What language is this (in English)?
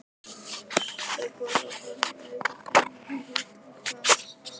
Icelandic